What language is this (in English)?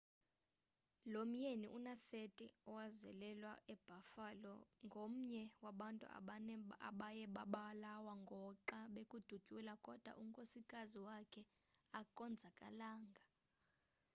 Xhosa